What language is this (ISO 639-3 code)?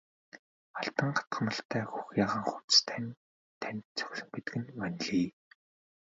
mon